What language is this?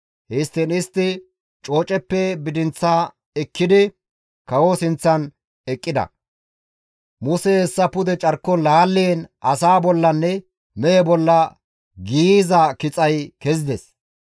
Gamo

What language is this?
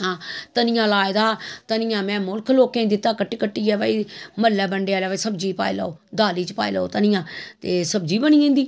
Dogri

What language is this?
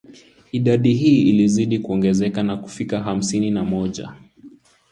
Swahili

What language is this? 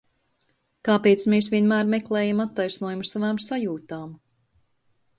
Latvian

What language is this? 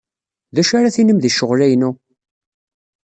Kabyle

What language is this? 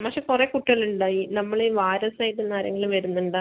Malayalam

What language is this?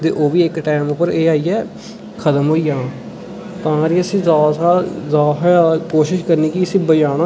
Dogri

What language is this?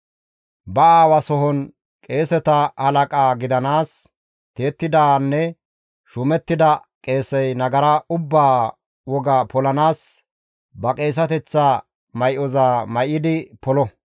Gamo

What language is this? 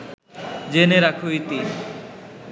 Bangla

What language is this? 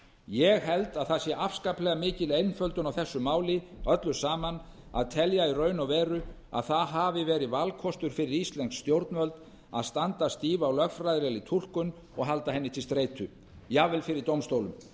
Icelandic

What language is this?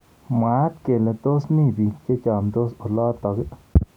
Kalenjin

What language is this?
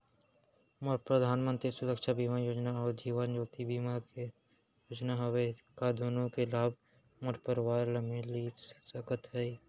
Chhattisgarhi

